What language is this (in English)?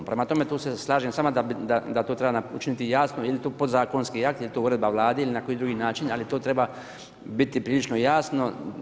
Croatian